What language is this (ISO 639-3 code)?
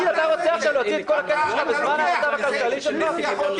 heb